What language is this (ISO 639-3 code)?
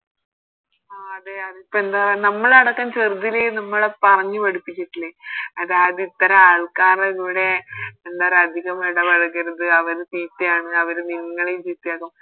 mal